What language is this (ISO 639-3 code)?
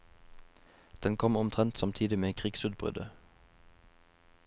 nor